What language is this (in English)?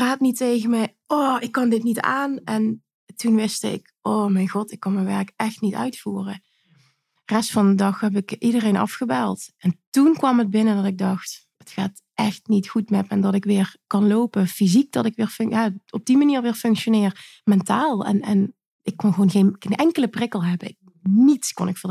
Dutch